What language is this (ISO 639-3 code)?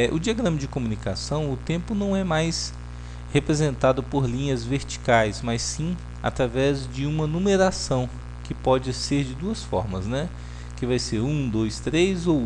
por